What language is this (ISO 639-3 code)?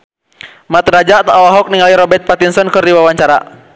sun